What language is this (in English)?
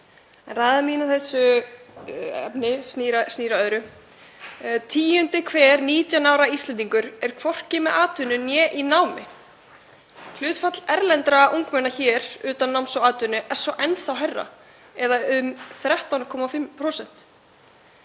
Icelandic